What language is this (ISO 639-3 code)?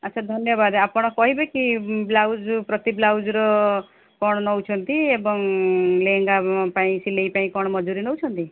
ori